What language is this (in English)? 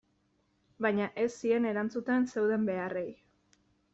Basque